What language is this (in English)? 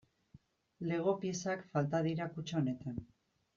Basque